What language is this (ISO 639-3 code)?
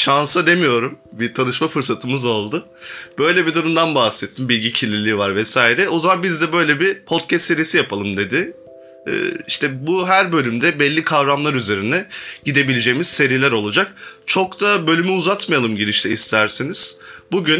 tur